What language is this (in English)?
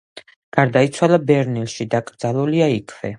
Georgian